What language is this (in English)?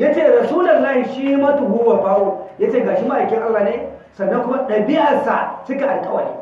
Hausa